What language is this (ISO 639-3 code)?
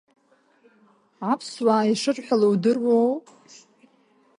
abk